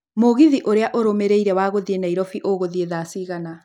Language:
Kikuyu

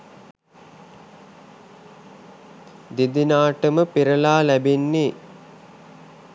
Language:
Sinhala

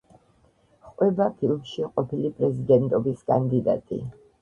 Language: Georgian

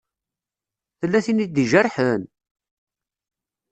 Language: Kabyle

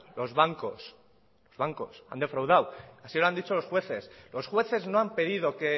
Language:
Spanish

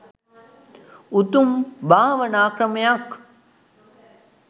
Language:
Sinhala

